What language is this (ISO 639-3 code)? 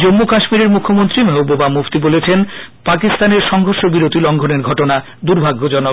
ben